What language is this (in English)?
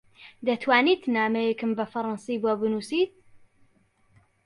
Central Kurdish